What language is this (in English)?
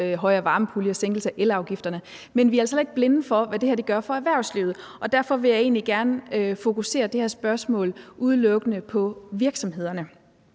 Danish